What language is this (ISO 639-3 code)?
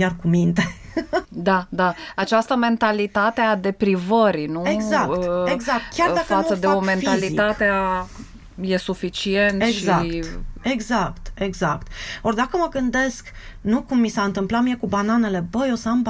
ron